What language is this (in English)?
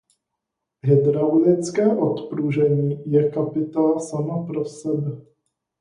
Czech